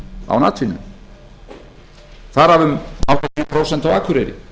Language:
Icelandic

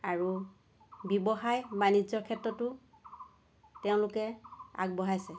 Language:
Assamese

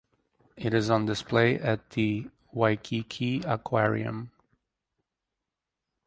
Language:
English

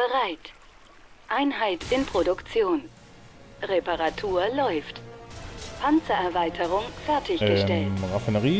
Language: German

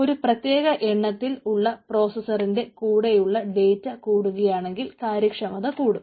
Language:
Malayalam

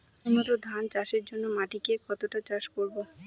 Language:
Bangla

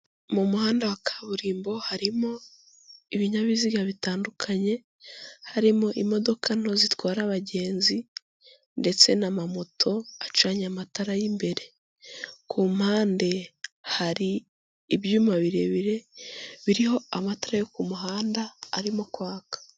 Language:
Kinyarwanda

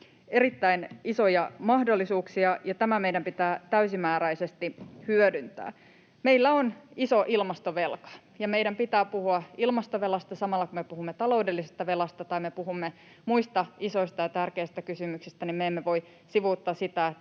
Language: Finnish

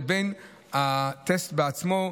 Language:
Hebrew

